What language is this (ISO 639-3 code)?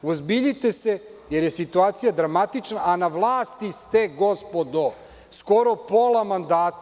srp